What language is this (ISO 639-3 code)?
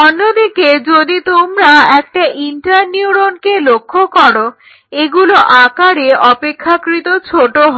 ben